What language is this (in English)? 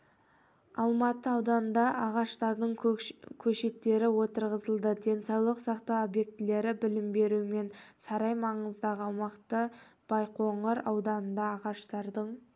Kazakh